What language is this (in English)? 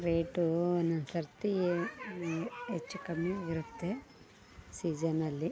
Kannada